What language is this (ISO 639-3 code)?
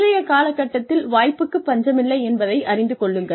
tam